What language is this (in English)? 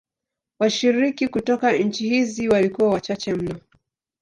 Swahili